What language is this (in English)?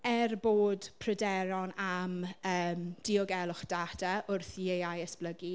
Welsh